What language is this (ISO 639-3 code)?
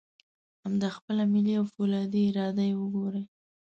pus